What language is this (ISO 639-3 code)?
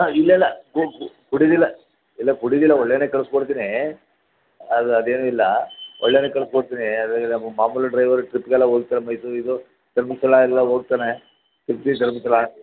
kan